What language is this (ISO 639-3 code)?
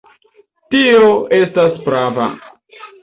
epo